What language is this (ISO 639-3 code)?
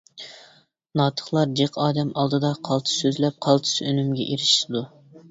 uig